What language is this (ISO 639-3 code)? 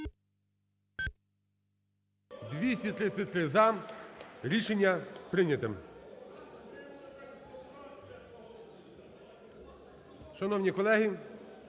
ukr